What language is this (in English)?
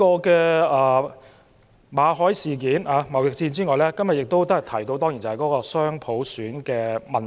Cantonese